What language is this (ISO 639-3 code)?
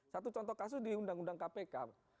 ind